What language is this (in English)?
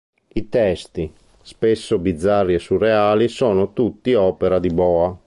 Italian